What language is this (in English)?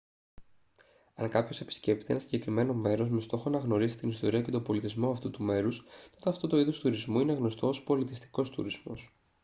Greek